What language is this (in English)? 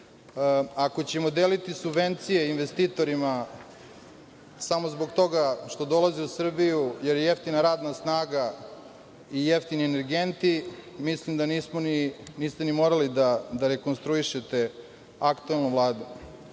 Serbian